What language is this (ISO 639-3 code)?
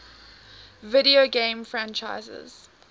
eng